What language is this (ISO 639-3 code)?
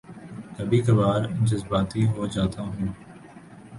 urd